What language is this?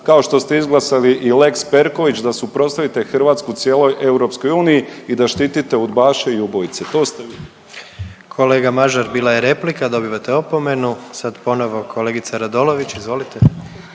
Croatian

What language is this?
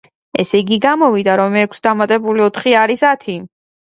Georgian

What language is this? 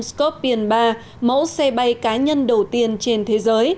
Vietnamese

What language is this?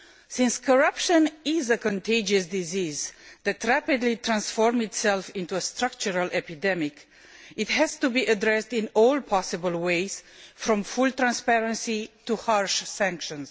English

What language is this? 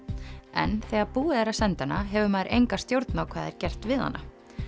Icelandic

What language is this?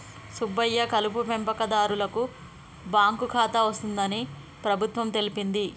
Telugu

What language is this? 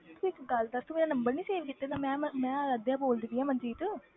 Punjabi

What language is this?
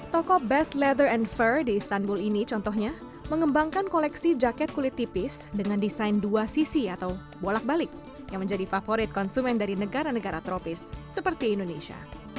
Indonesian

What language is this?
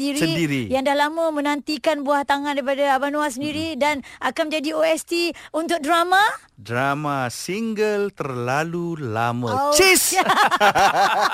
Malay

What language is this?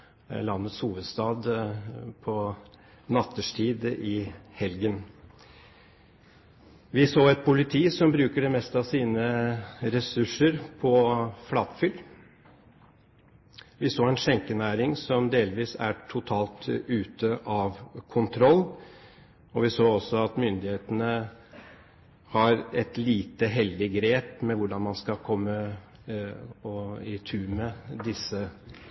Norwegian Bokmål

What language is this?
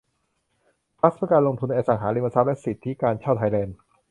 Thai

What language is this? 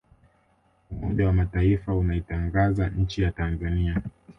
Swahili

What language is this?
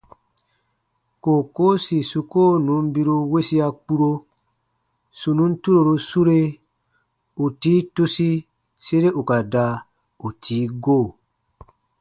Baatonum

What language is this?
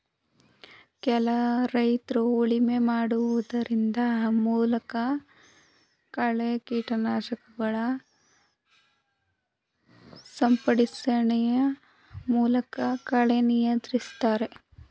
Kannada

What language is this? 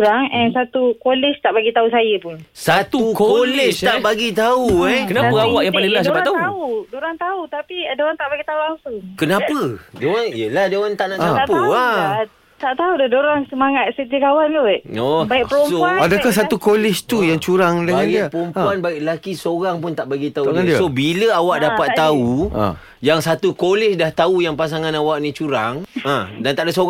Malay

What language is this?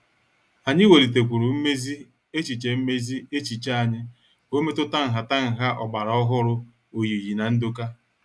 Igbo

